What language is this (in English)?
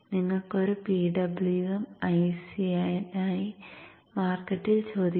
Malayalam